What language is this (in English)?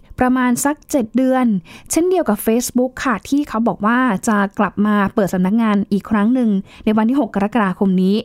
Thai